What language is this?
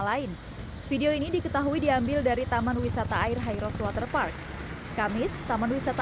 Indonesian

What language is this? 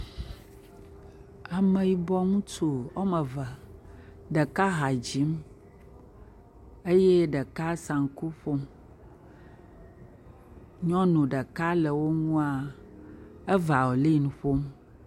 Ewe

